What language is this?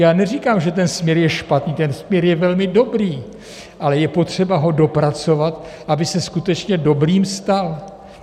Czech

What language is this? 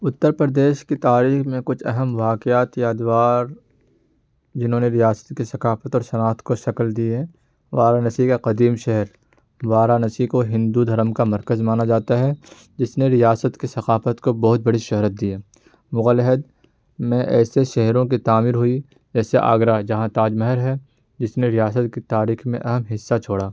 Urdu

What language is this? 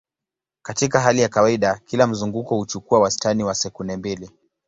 Swahili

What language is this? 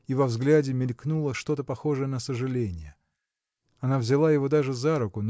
Russian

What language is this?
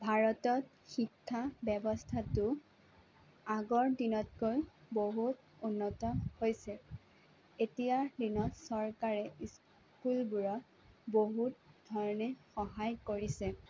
Assamese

